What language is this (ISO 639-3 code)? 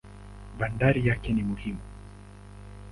swa